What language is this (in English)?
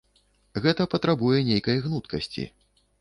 Belarusian